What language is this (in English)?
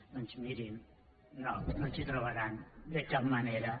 Catalan